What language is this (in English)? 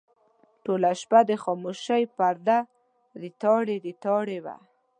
Pashto